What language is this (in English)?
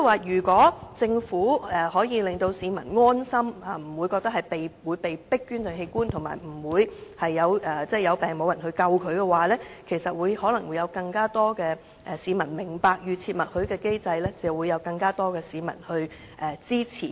Cantonese